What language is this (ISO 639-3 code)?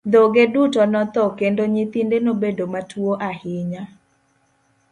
luo